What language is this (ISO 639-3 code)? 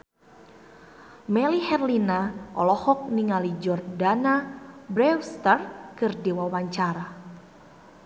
sun